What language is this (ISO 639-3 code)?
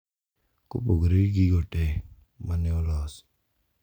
luo